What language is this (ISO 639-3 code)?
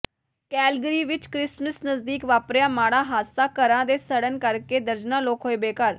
pan